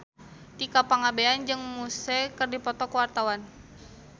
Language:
Sundanese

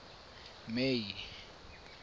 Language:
Tswana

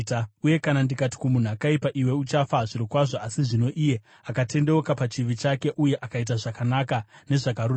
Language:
Shona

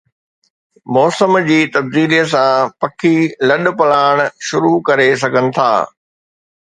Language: Sindhi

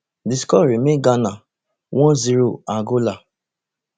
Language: Nigerian Pidgin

